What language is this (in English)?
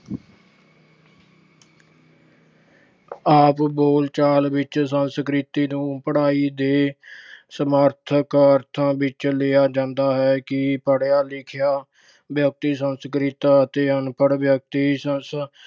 Punjabi